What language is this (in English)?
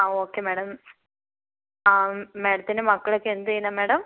Malayalam